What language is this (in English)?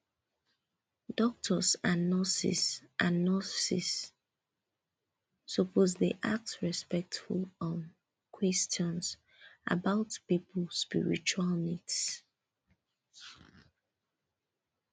Nigerian Pidgin